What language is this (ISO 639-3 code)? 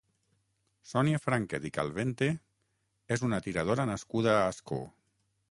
cat